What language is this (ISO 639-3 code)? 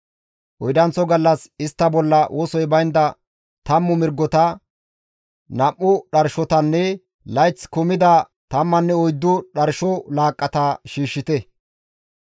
gmv